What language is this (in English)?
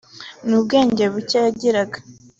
Kinyarwanda